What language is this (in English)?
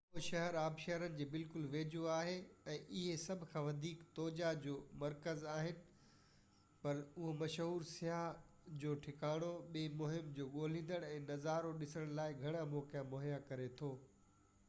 Sindhi